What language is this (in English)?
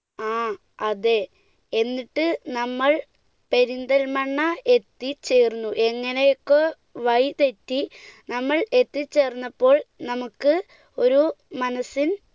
Malayalam